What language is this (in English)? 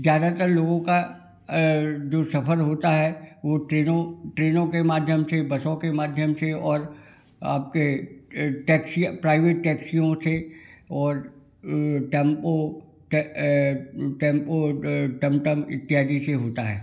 Hindi